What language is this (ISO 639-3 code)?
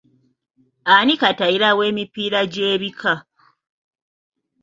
lug